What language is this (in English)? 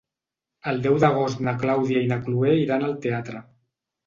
Catalan